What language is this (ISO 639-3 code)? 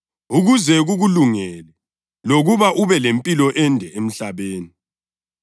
nde